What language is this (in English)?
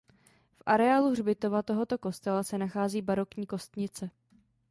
Czech